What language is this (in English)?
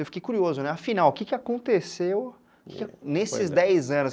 Portuguese